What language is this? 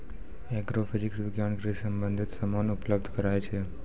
Maithili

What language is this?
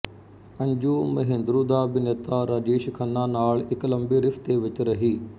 Punjabi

